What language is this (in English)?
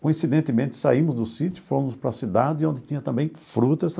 Portuguese